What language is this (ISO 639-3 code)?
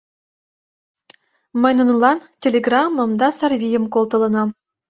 chm